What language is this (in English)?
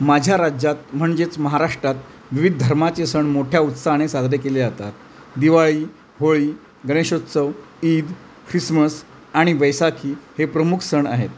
Marathi